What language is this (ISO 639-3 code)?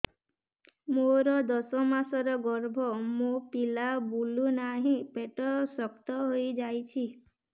ori